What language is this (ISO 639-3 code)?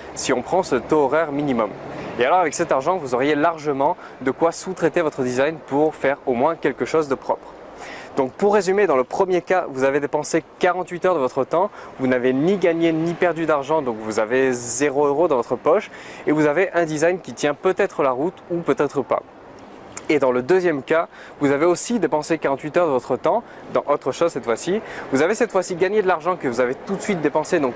fra